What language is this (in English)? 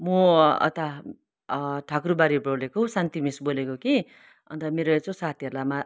Nepali